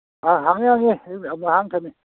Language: Manipuri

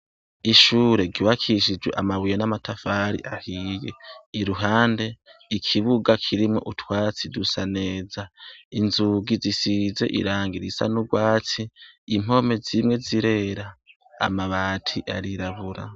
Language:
Rundi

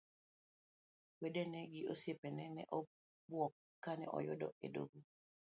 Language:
Luo (Kenya and Tanzania)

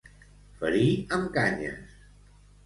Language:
Catalan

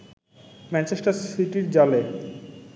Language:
Bangla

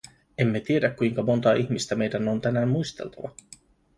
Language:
Finnish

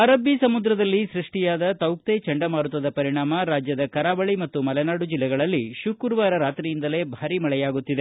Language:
Kannada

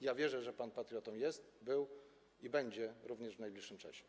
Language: Polish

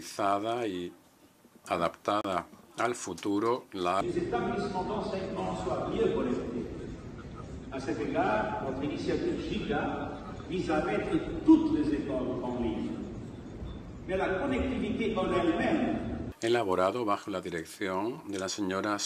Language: Spanish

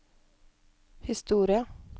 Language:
Norwegian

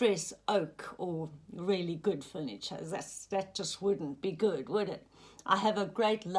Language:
English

